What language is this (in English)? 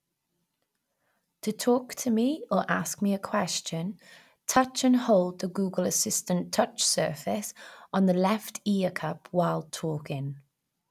English